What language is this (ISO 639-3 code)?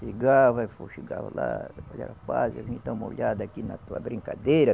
por